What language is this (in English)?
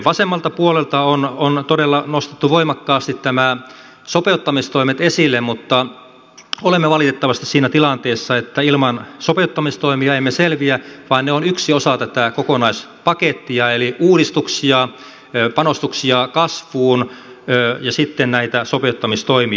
Finnish